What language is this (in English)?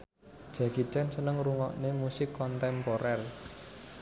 Javanese